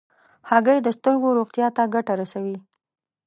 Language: Pashto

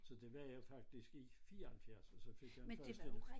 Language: Danish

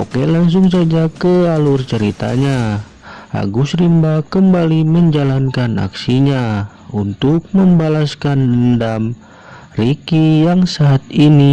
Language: Indonesian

